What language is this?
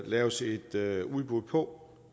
Danish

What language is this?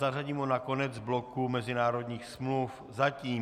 Czech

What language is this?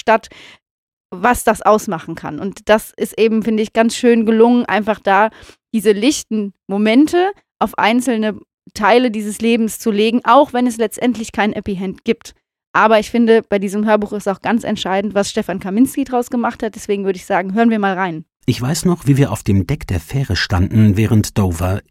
German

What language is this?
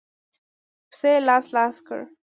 Pashto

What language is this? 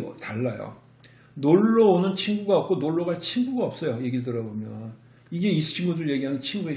Korean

